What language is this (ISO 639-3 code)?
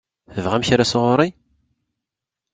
kab